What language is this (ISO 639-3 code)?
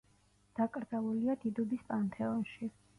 kat